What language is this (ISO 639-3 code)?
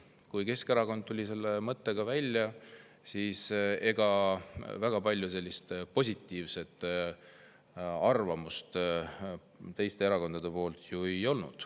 est